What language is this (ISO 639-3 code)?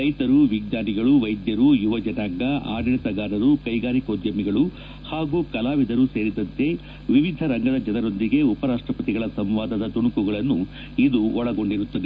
kan